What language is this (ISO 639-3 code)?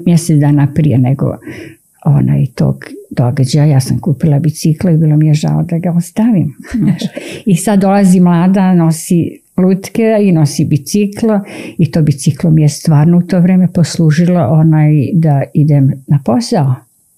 hrv